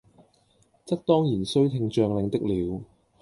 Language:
Cantonese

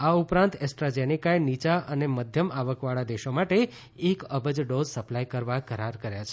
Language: Gujarati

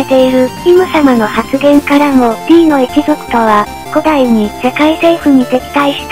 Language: Japanese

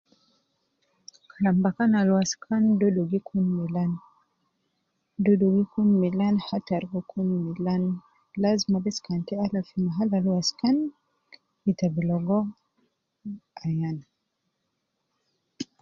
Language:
Nubi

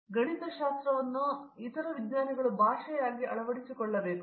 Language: Kannada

